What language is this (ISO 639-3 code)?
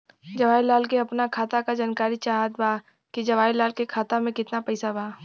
bho